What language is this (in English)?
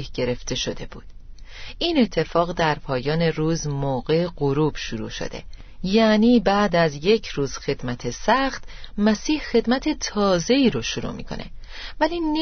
Persian